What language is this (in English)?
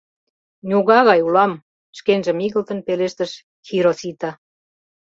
Mari